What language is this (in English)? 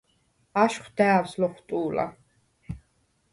Svan